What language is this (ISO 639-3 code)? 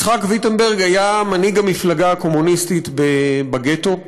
heb